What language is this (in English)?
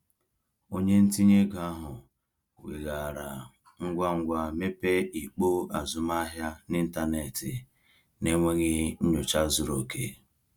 Igbo